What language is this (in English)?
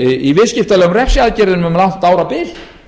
Icelandic